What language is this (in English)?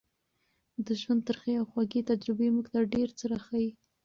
Pashto